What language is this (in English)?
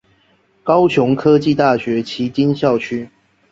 Chinese